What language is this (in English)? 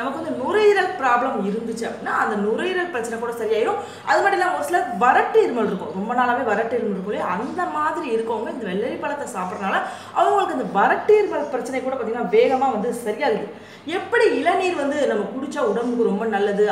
Italian